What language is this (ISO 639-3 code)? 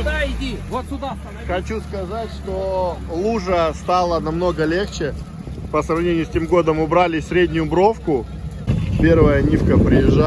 rus